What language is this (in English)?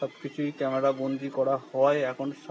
Bangla